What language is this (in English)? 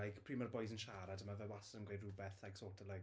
Welsh